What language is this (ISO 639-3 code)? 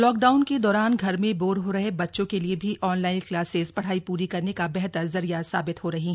hin